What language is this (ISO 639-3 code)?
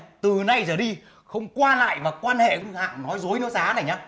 vie